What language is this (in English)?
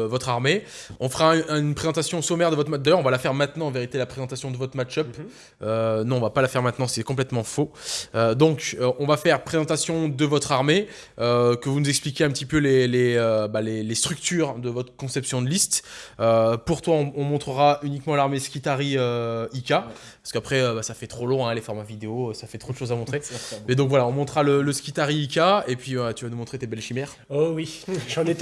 French